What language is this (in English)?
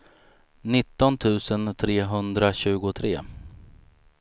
Swedish